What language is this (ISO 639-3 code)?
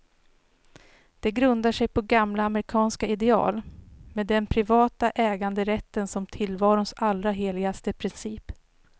swe